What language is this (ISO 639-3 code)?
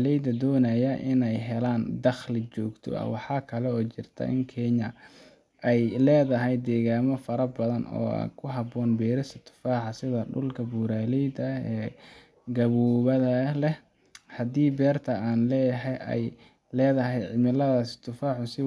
som